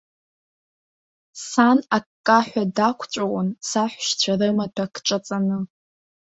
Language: Abkhazian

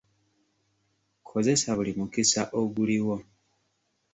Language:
Ganda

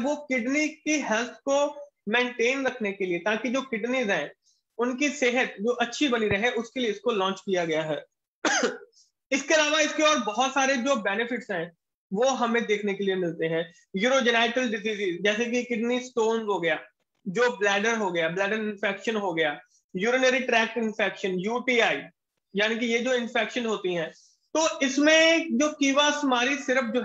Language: Hindi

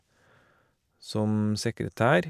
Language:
Norwegian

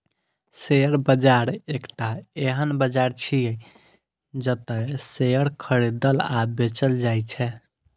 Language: Maithili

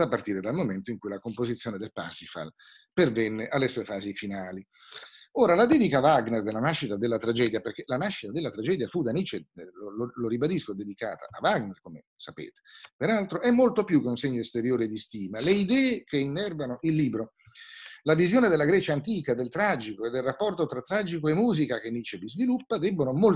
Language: Italian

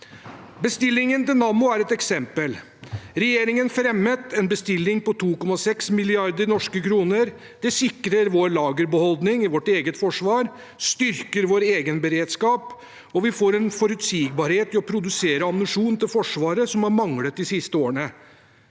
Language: Norwegian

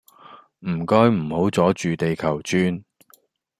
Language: Cantonese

